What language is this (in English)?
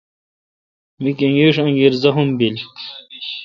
Kalkoti